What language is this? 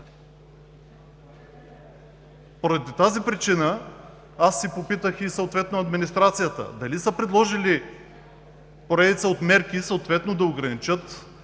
Bulgarian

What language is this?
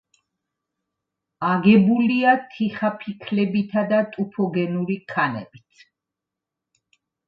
Georgian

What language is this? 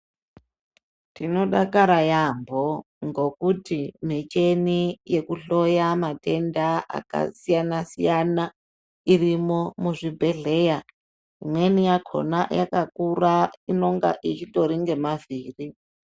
Ndau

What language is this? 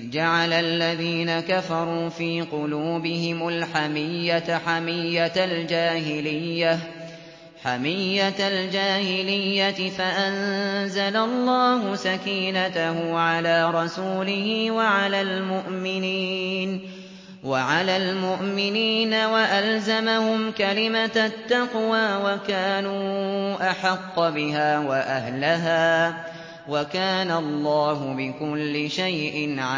Arabic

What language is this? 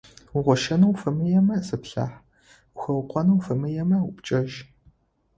Adyghe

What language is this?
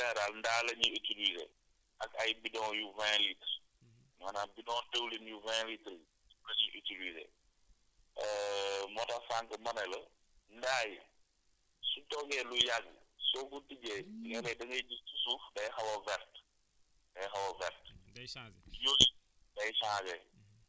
Wolof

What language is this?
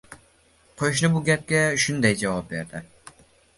Uzbek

